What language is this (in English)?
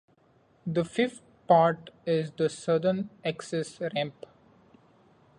English